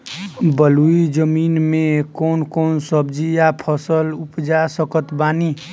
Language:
Bhojpuri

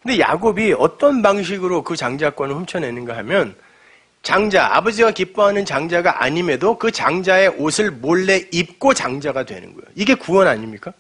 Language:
Korean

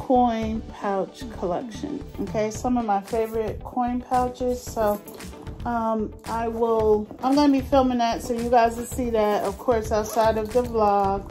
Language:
English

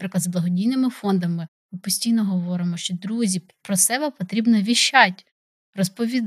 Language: Ukrainian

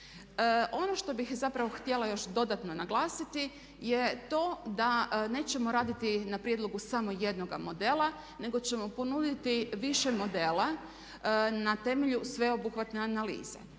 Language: Croatian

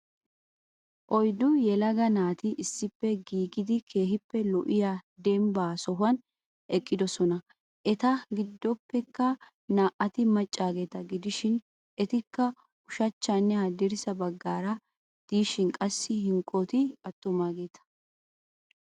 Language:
Wolaytta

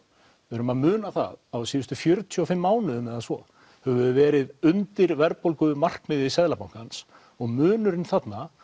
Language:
Icelandic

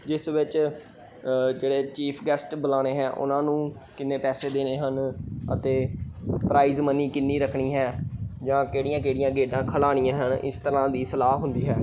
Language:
Punjabi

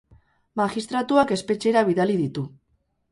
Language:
Basque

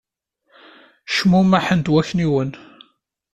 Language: Kabyle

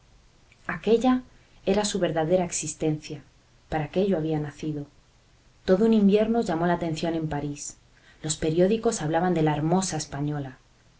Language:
Spanish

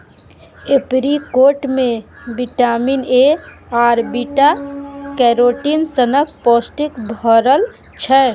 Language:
Maithili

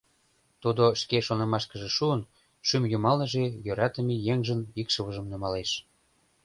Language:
Mari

